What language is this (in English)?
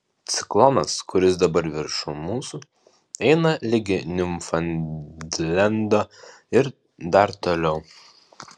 Lithuanian